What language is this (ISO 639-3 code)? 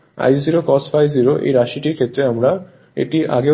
ben